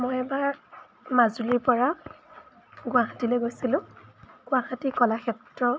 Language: Assamese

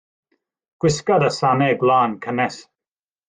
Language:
Welsh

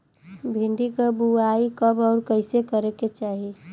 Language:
Bhojpuri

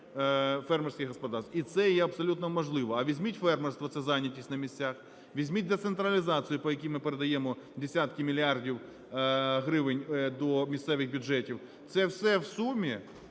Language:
Ukrainian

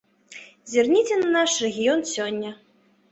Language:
Belarusian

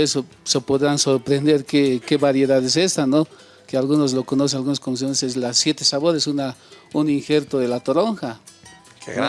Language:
Spanish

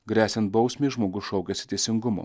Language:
Lithuanian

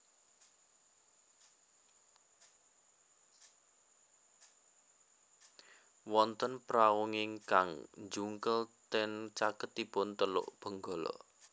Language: Javanese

